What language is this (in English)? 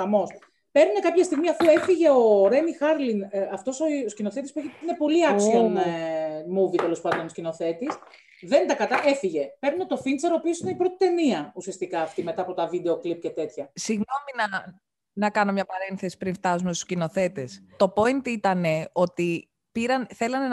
Greek